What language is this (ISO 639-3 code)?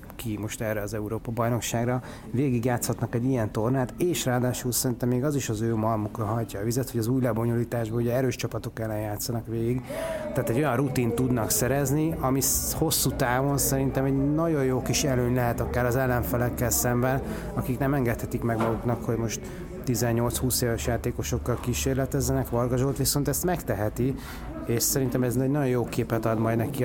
hun